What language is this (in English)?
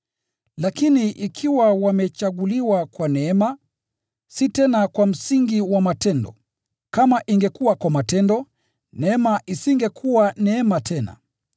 Swahili